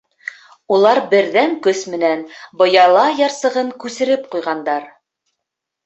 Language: Bashkir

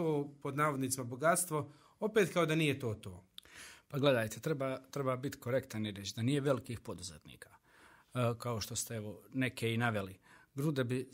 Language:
Croatian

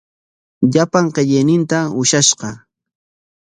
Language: Corongo Ancash Quechua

